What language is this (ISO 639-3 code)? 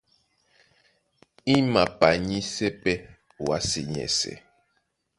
dua